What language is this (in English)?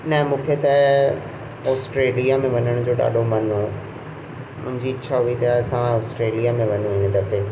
Sindhi